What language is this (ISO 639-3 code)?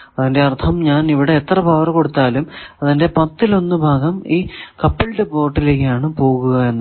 mal